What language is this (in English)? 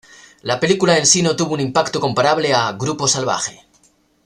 Spanish